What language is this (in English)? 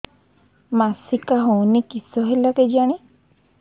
Odia